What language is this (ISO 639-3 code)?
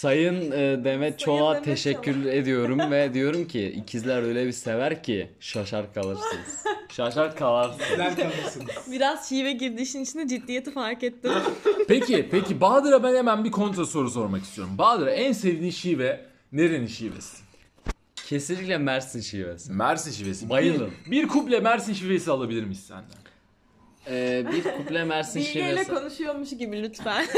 tur